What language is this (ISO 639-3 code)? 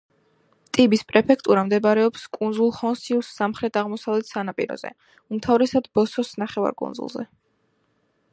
kat